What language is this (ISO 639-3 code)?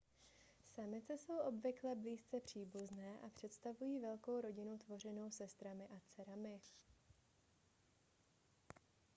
ces